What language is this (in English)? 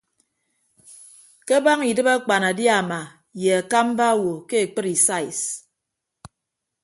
Ibibio